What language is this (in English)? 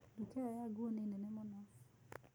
Kikuyu